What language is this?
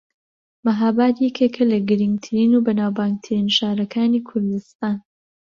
Central Kurdish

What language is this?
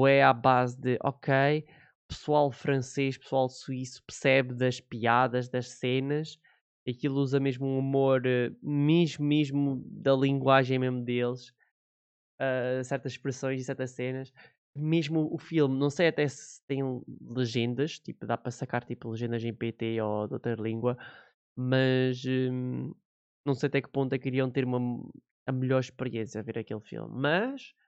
Portuguese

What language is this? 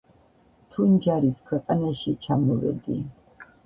Georgian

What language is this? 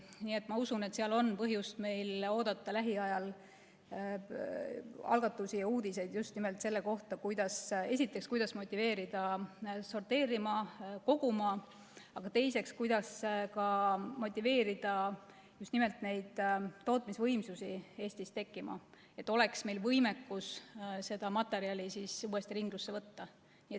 Estonian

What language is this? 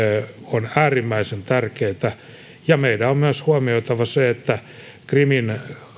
Finnish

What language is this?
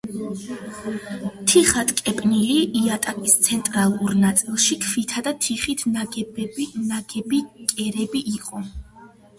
Georgian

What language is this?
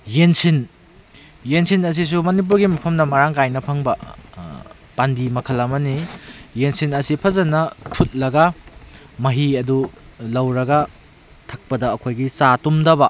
Manipuri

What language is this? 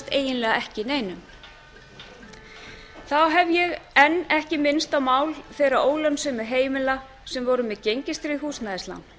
Icelandic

